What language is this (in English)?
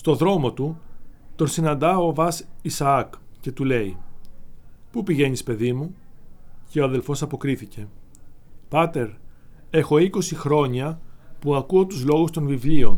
Greek